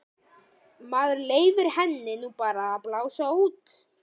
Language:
Icelandic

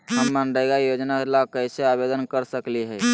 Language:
Magahi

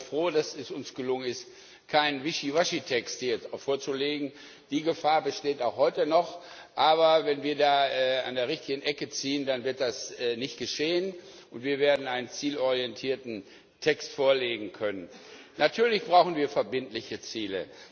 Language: German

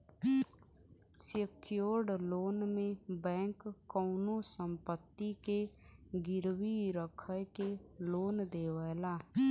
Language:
Bhojpuri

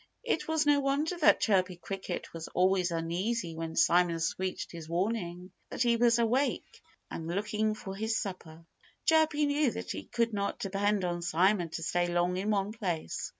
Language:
English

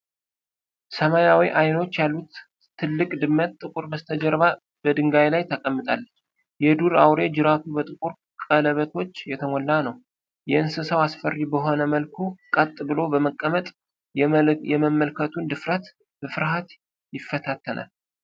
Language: Amharic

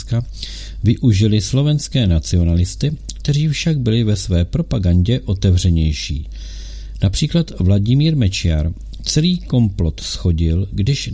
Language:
Czech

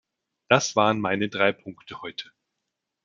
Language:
German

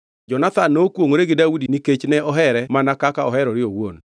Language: Luo (Kenya and Tanzania)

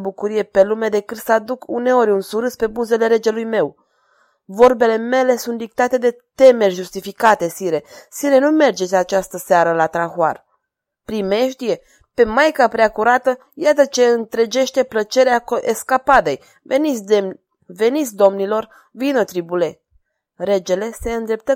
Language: Romanian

